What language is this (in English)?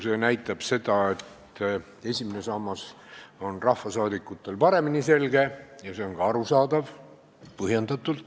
Estonian